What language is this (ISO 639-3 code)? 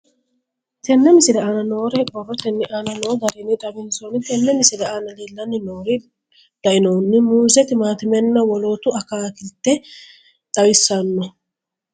sid